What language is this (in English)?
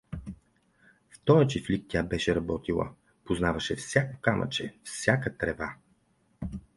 Bulgarian